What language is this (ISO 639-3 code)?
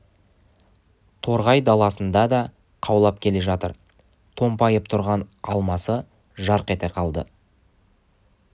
kaz